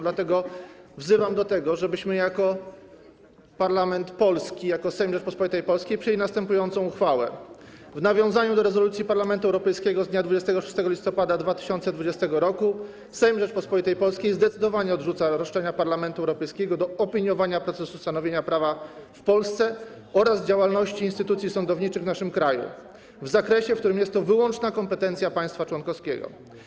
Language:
Polish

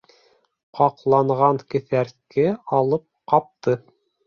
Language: Bashkir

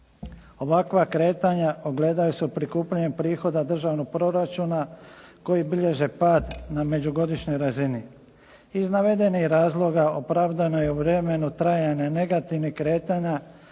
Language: Croatian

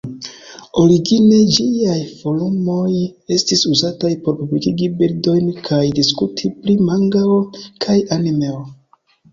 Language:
Esperanto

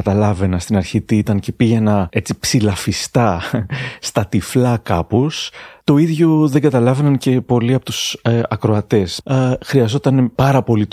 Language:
Greek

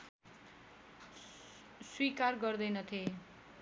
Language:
Nepali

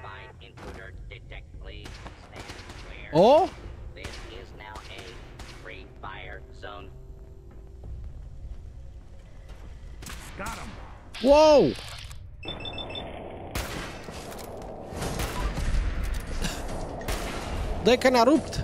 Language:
Romanian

